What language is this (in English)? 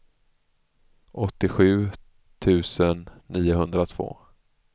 Swedish